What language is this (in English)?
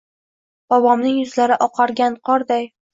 Uzbek